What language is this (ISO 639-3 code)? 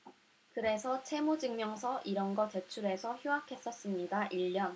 kor